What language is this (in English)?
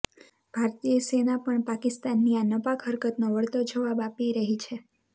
Gujarati